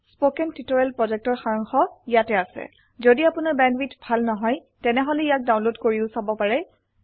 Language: Assamese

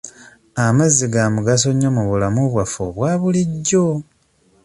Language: Ganda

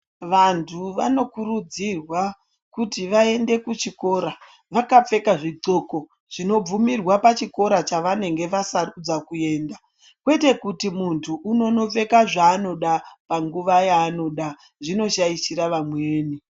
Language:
Ndau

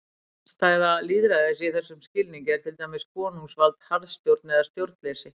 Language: Icelandic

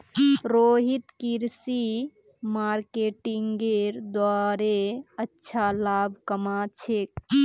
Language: Magahi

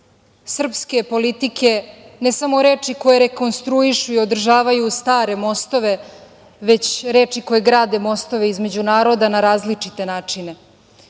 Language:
Serbian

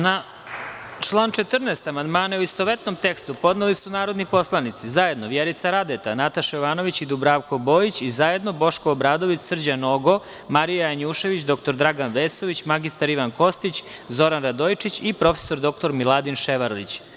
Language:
Serbian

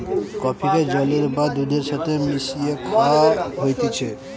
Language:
Bangla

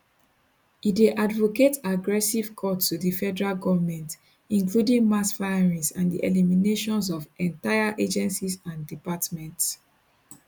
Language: Nigerian Pidgin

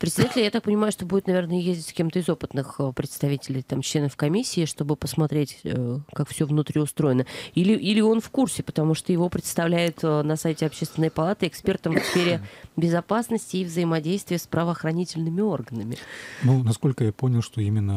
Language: Russian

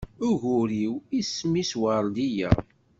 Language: Kabyle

